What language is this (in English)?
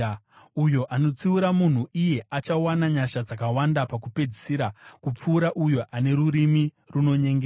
Shona